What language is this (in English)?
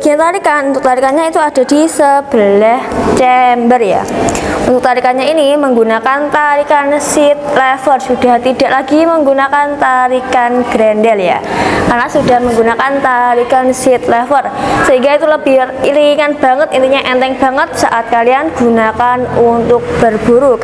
Indonesian